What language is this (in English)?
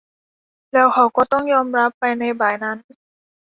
Thai